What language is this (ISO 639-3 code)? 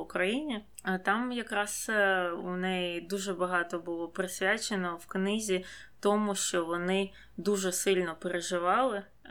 ukr